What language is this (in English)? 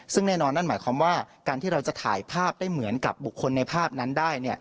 Thai